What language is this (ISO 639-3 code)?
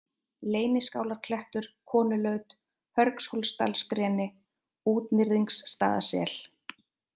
isl